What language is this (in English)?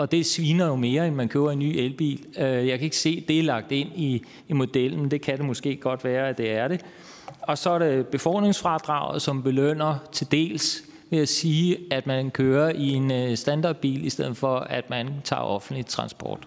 Danish